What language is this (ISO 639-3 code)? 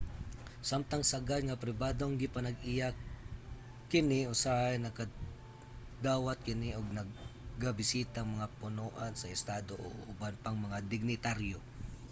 ceb